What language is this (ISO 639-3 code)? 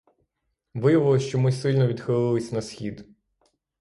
ukr